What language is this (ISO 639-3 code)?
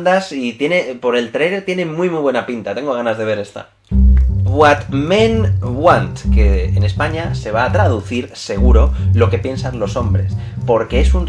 spa